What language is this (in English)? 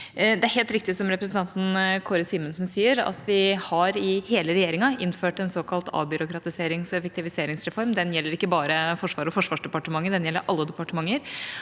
Norwegian